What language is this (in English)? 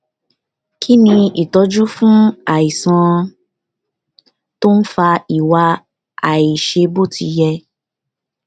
Yoruba